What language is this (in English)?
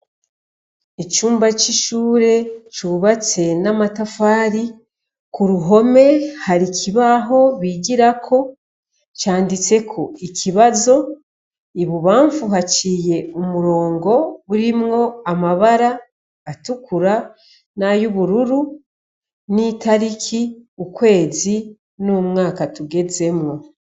Rundi